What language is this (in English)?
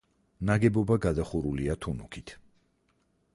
Georgian